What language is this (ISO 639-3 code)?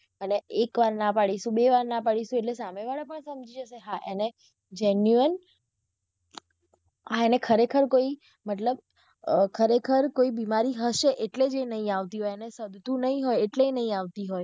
guj